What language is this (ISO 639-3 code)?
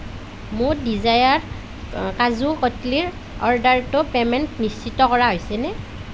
asm